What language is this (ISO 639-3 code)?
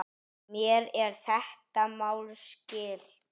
isl